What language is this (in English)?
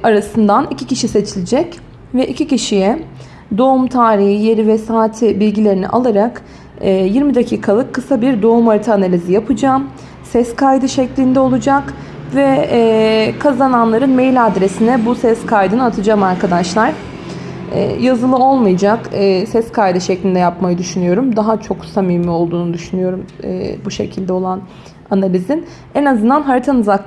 Turkish